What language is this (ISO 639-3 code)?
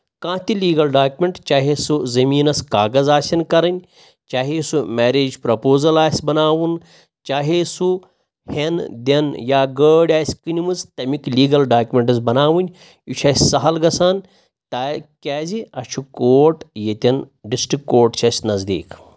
kas